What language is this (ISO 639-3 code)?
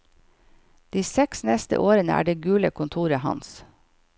nor